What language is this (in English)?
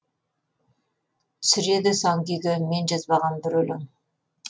Kazakh